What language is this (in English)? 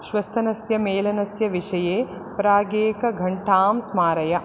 Sanskrit